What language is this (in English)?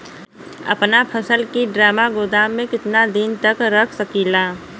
Bhojpuri